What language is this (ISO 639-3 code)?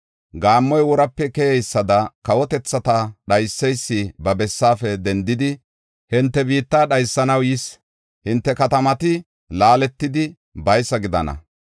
gof